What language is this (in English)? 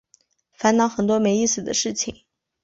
Chinese